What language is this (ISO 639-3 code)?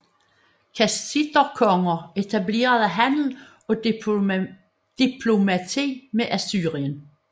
dan